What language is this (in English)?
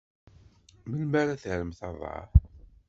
Kabyle